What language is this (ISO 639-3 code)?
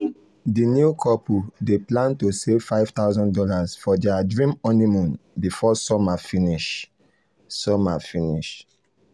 pcm